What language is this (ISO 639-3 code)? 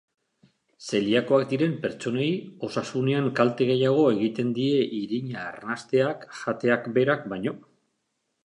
eus